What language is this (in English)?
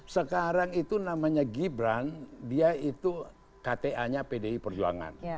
Indonesian